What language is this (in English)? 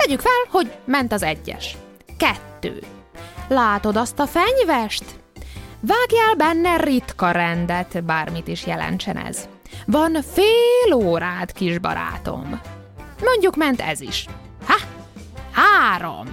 Hungarian